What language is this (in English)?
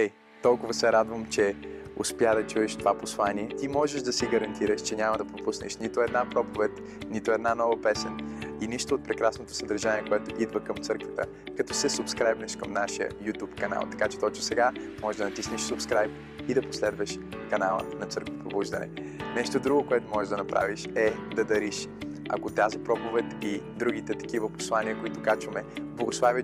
Bulgarian